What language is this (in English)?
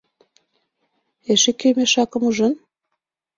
Mari